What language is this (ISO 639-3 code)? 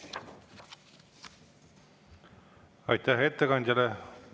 est